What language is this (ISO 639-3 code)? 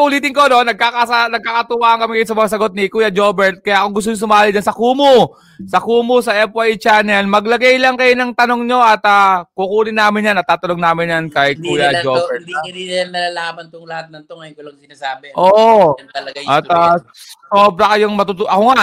fil